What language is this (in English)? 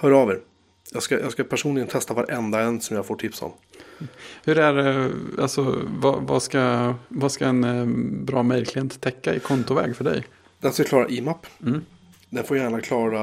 Swedish